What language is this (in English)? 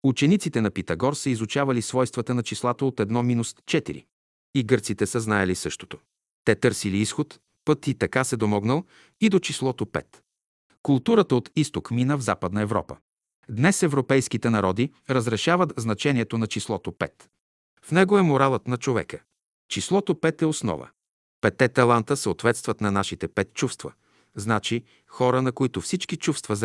Bulgarian